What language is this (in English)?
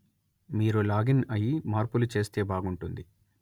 Telugu